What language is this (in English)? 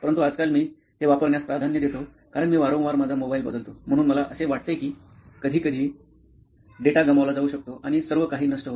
Marathi